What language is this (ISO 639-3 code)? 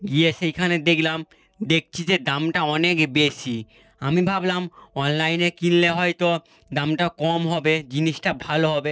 ben